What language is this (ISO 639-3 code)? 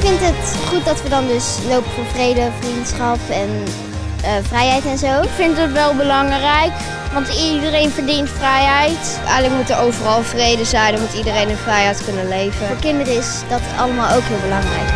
nld